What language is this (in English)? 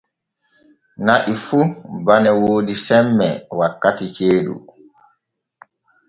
Borgu Fulfulde